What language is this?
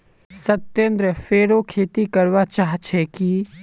Magahi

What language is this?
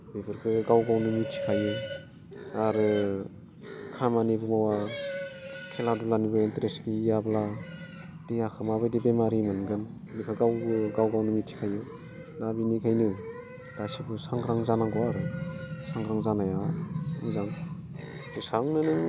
Bodo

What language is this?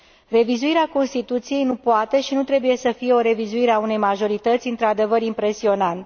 Romanian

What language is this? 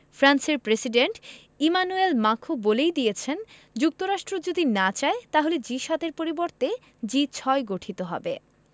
Bangla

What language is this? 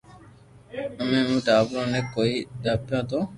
Loarki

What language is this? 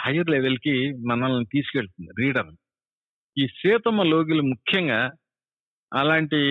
Telugu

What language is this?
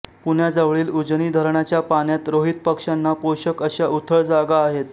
Marathi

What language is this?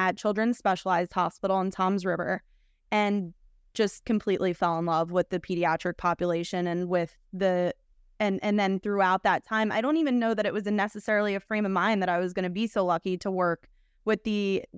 English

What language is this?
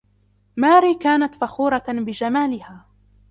Arabic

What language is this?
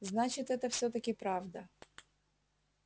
Russian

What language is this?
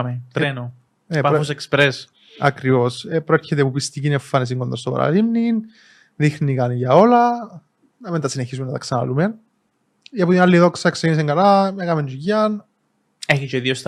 Greek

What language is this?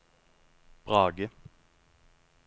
Norwegian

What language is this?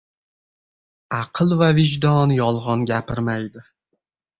Uzbek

